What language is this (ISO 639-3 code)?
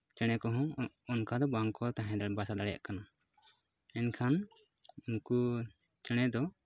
sat